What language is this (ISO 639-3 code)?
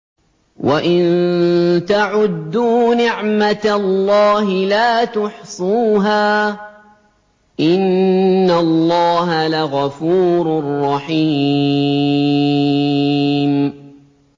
ara